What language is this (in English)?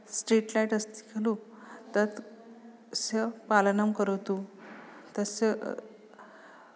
Sanskrit